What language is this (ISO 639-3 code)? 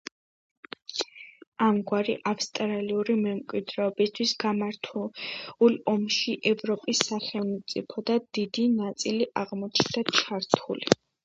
kat